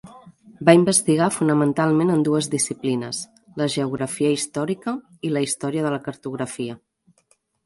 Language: Catalan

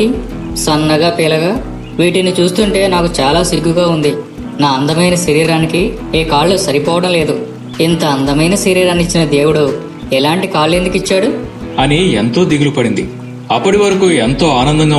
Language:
Telugu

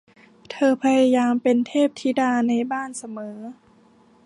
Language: Thai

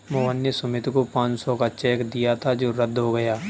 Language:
Hindi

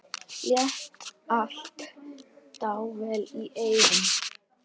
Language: Icelandic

